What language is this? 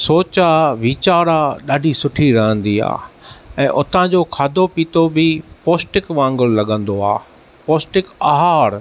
Sindhi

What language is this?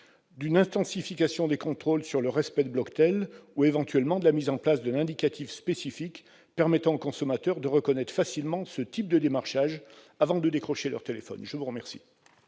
French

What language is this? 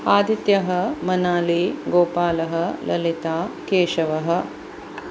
Sanskrit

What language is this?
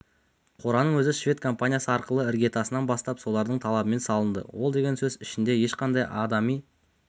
Kazakh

